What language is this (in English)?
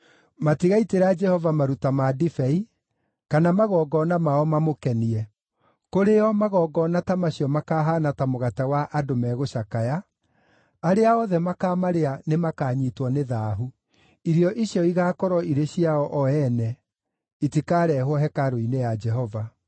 Kikuyu